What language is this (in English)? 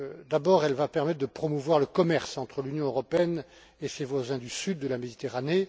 French